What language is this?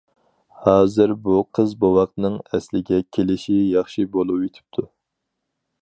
Uyghur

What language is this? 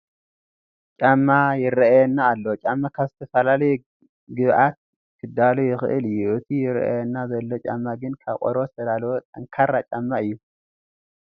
Tigrinya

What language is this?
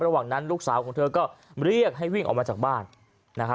Thai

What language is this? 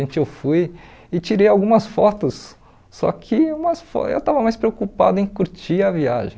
Portuguese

